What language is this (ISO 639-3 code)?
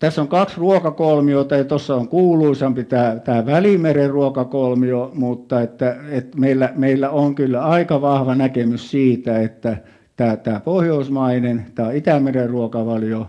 fin